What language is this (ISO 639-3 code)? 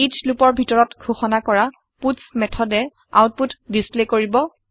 asm